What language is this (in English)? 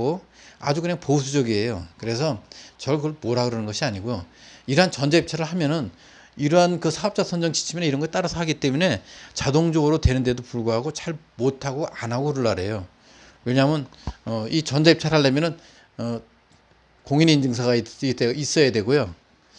Korean